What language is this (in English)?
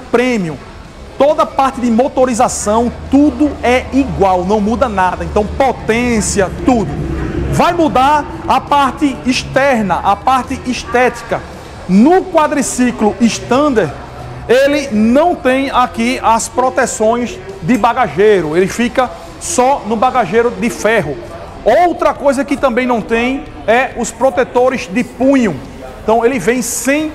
Portuguese